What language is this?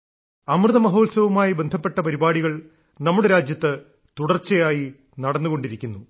Malayalam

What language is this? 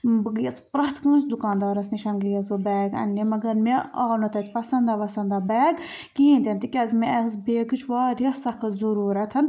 Kashmiri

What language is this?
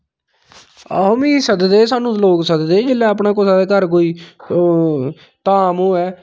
Dogri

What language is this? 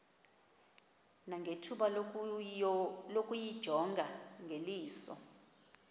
Xhosa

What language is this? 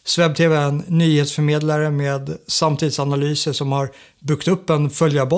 Swedish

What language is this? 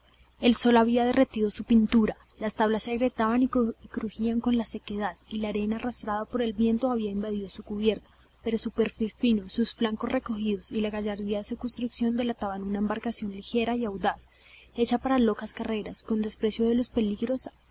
Spanish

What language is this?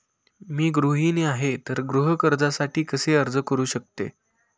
Marathi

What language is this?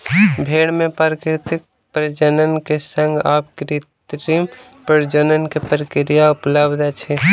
Maithili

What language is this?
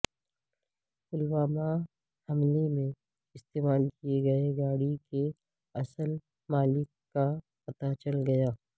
Urdu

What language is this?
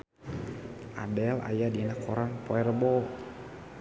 Sundanese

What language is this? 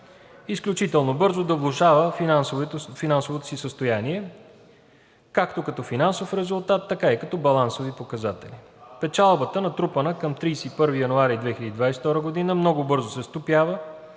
Bulgarian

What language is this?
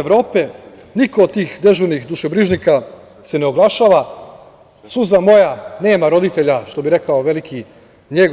Serbian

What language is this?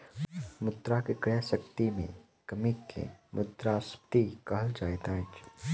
Maithili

